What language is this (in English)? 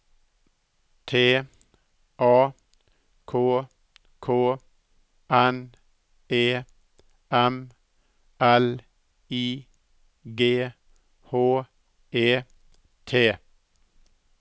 Norwegian